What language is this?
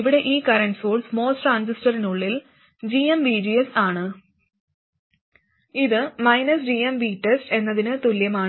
Malayalam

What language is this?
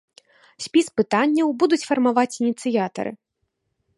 Belarusian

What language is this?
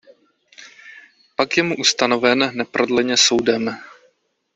Czech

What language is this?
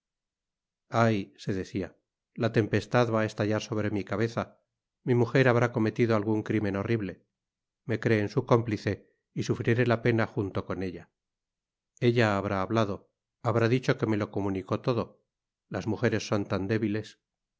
Spanish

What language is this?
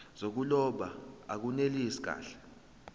Zulu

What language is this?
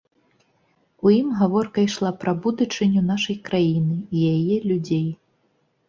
Belarusian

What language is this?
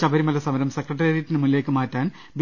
Malayalam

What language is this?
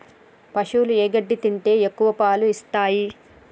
Telugu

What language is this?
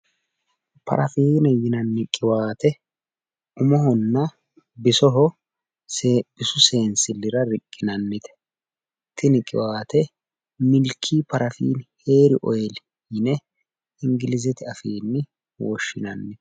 Sidamo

